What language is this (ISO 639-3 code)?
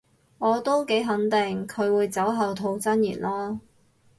yue